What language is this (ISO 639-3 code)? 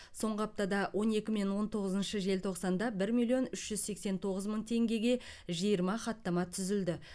kaz